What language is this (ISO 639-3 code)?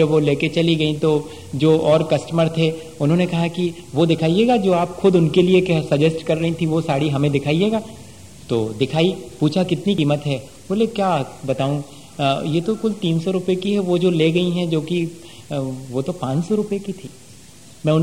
hin